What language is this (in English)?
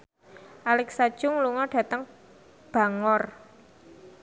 Javanese